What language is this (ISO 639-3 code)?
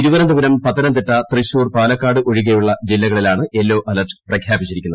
mal